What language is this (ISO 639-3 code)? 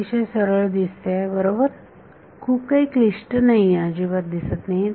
mar